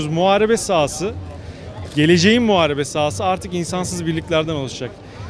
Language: Turkish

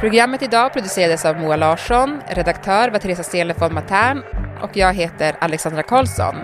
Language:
Swedish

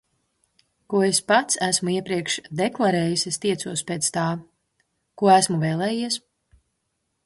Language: Latvian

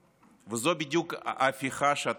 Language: Hebrew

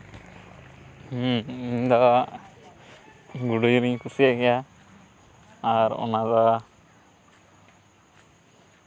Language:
Santali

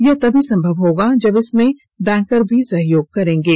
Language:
Hindi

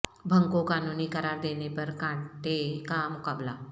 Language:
Urdu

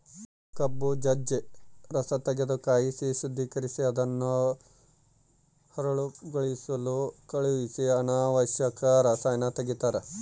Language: Kannada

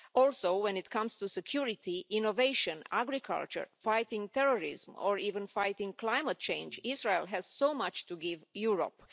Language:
English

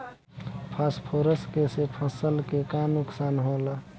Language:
Bhojpuri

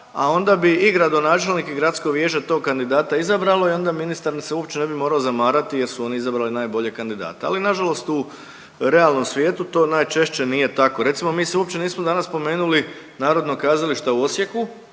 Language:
Croatian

